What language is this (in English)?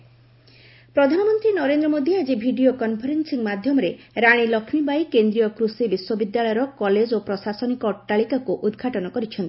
Odia